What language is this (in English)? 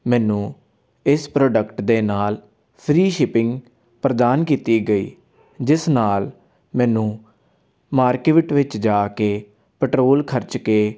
Punjabi